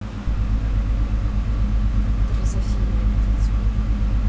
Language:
Russian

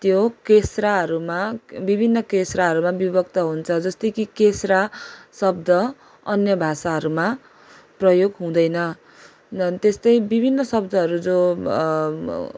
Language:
Nepali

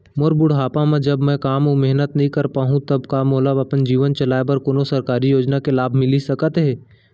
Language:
Chhattisgarhi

